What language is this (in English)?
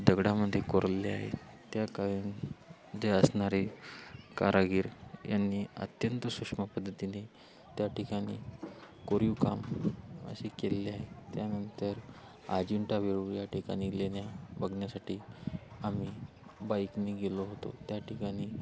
Marathi